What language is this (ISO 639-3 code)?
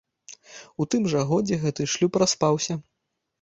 bel